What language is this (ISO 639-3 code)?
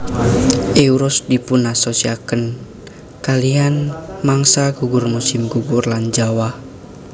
jav